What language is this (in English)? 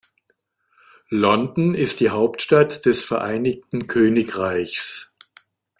German